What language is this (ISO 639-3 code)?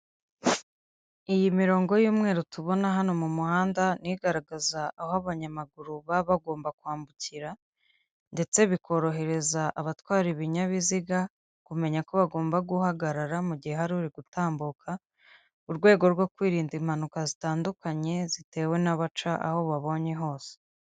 kin